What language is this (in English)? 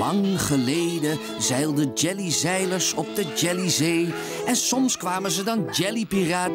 Dutch